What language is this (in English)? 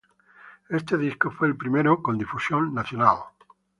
Spanish